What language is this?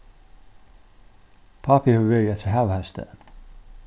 Faroese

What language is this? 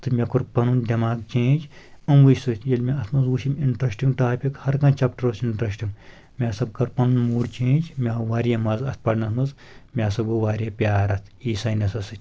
Kashmiri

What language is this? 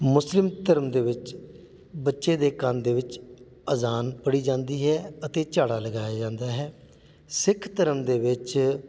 Punjabi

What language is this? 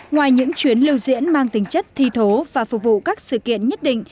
Vietnamese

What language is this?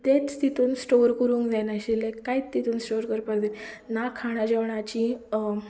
Konkani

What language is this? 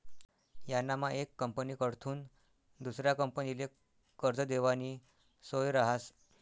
Marathi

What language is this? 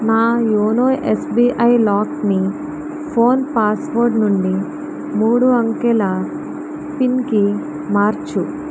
Telugu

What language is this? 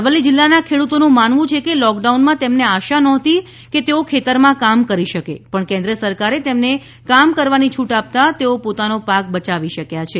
Gujarati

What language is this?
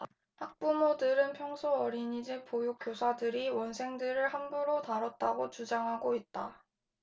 Korean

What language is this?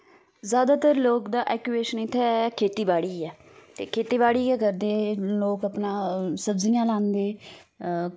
Dogri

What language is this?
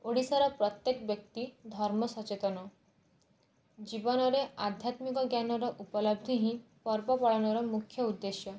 Odia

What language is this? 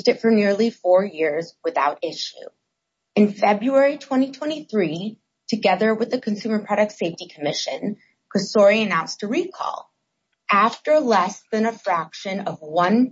English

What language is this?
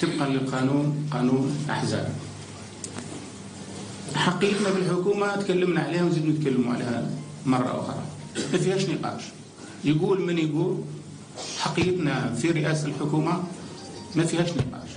Arabic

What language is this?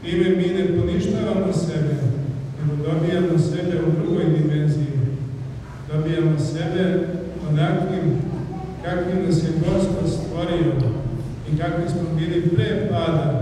Ukrainian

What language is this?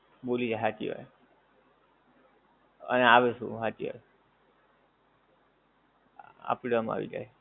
Gujarati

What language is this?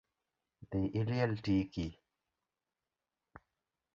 Luo (Kenya and Tanzania)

